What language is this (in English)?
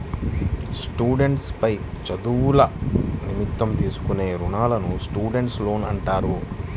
Telugu